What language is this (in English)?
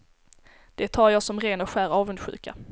Swedish